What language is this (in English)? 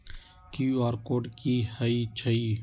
Magahi